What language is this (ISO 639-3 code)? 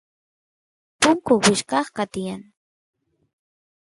qus